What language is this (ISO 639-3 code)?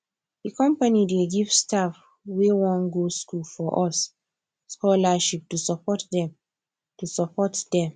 pcm